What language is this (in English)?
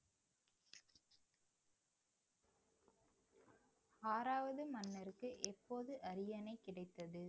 Tamil